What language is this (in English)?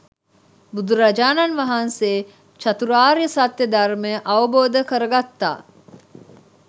Sinhala